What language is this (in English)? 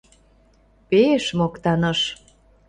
Mari